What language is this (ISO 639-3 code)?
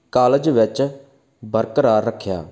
pan